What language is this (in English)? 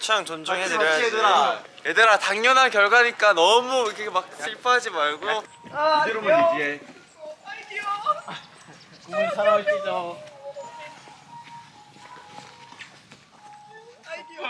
Korean